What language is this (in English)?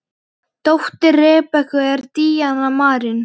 Icelandic